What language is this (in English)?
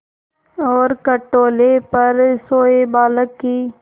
Hindi